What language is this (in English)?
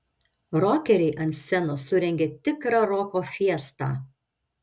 Lithuanian